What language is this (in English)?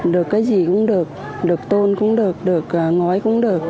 Vietnamese